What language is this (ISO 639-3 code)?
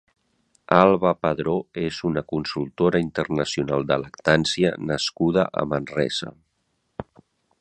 cat